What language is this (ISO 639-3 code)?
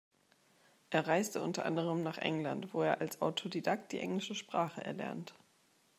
deu